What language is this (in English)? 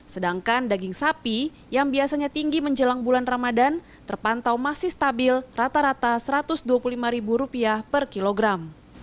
Indonesian